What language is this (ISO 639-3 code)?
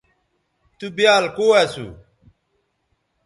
btv